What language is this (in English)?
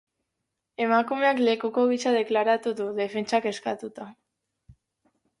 Basque